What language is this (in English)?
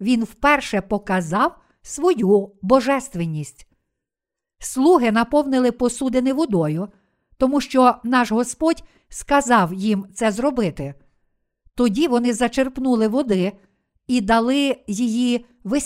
Ukrainian